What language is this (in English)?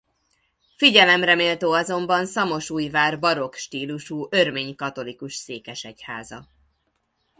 Hungarian